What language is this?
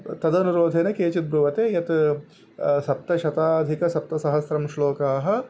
Sanskrit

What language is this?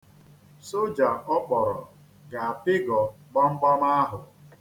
Igbo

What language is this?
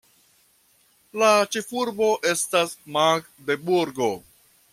Esperanto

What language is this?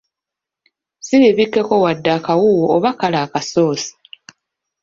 Ganda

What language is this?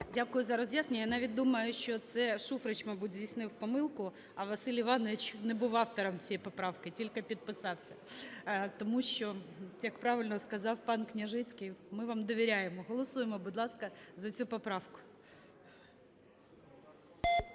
Ukrainian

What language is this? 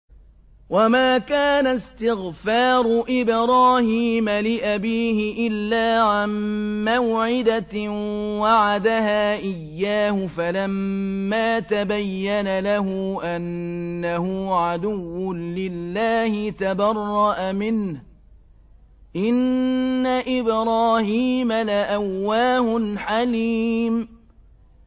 Arabic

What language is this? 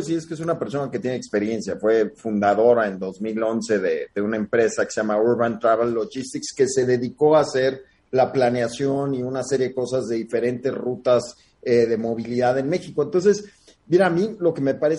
Spanish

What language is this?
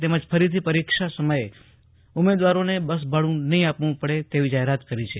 Gujarati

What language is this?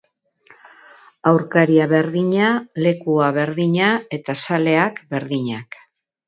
Basque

